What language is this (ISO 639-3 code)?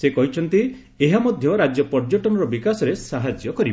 ori